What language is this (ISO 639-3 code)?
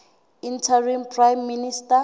sot